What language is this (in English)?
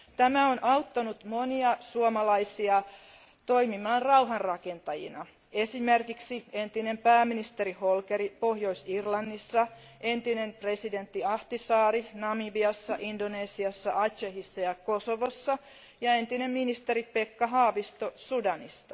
Finnish